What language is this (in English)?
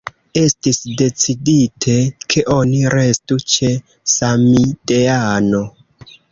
Esperanto